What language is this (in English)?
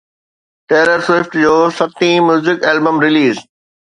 Sindhi